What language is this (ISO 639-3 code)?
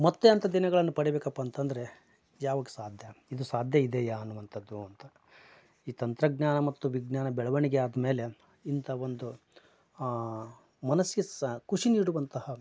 kan